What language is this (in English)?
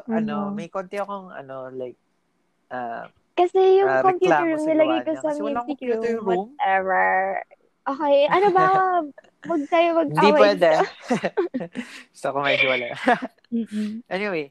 Filipino